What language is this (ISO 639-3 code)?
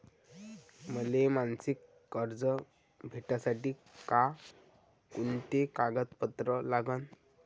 mar